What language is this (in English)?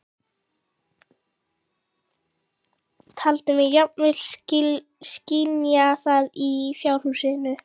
Icelandic